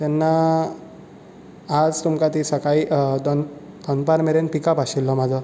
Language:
Konkani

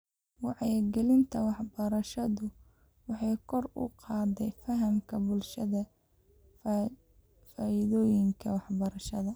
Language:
Somali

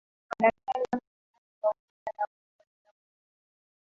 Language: Swahili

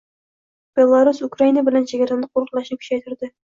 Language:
Uzbek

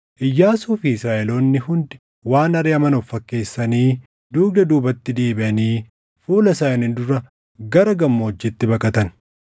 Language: Oromo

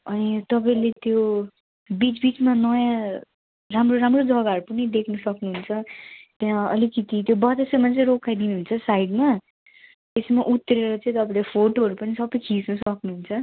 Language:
Nepali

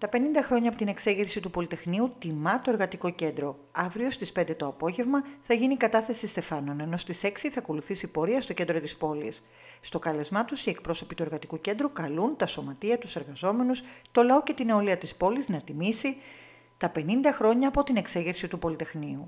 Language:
Greek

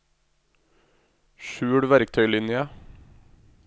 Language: Norwegian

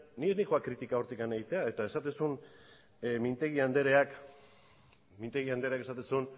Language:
Basque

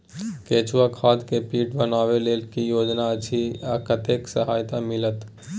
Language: Maithili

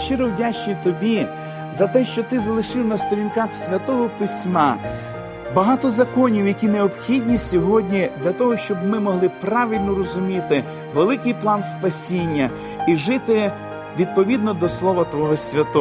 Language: Ukrainian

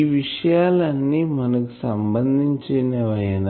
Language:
Telugu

